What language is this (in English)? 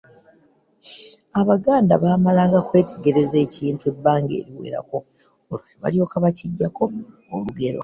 Ganda